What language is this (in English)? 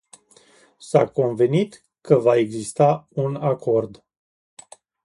Romanian